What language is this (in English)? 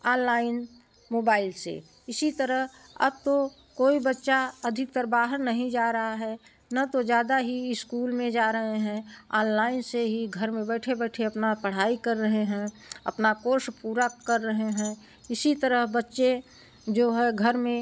Hindi